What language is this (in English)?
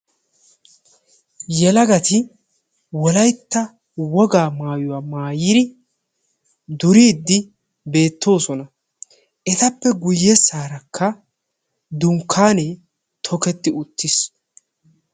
Wolaytta